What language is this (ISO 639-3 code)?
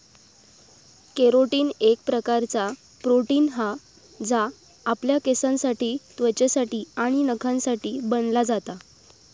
mar